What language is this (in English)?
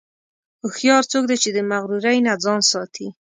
Pashto